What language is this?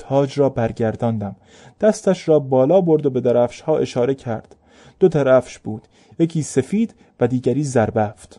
Persian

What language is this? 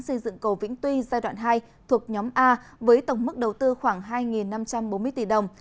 Vietnamese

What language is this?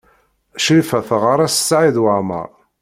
Kabyle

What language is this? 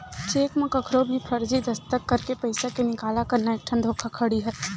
Chhattisgarhi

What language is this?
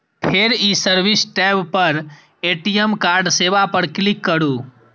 Maithili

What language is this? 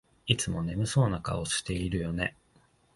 Japanese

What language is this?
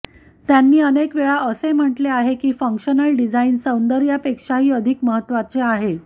Marathi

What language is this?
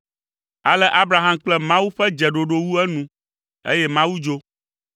Ewe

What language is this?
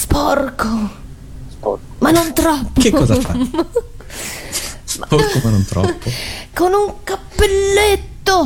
Italian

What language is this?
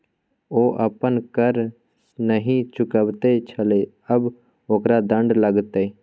Maithili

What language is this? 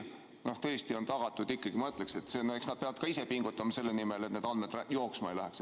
Estonian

